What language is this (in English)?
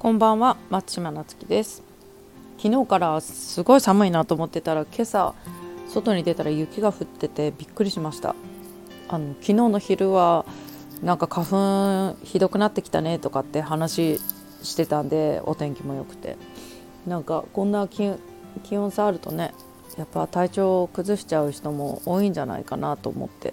Japanese